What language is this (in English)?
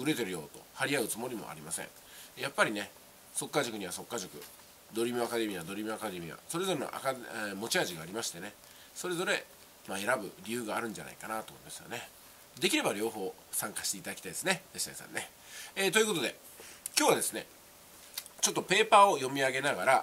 Japanese